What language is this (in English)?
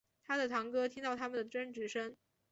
Chinese